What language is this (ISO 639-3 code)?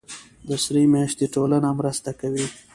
pus